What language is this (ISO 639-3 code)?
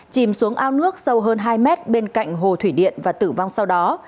vie